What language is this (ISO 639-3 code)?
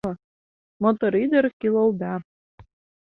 chm